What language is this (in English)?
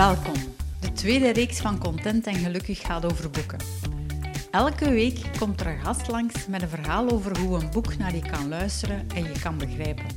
Dutch